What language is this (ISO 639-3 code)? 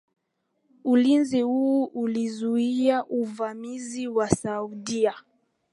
swa